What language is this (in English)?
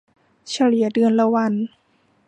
Thai